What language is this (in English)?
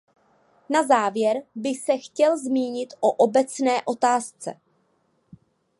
Czech